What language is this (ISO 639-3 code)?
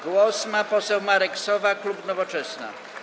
pol